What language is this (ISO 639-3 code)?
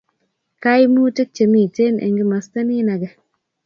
kln